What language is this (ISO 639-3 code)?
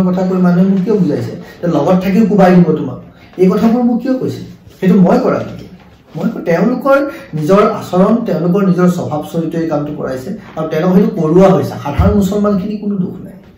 eng